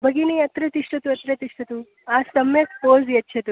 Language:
Sanskrit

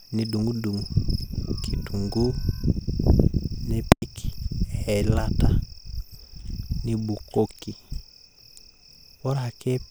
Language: Masai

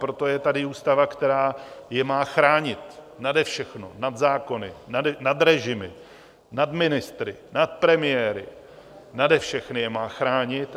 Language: Czech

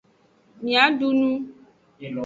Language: Aja (Benin)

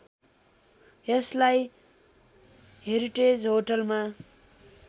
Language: Nepali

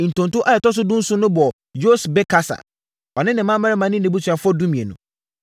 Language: Akan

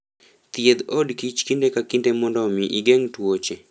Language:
Luo (Kenya and Tanzania)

